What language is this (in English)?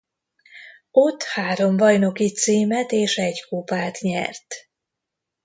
Hungarian